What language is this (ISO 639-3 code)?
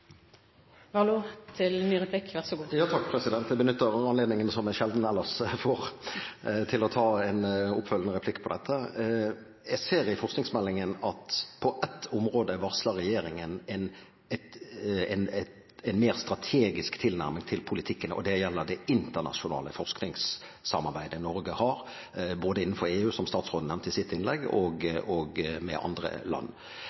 nob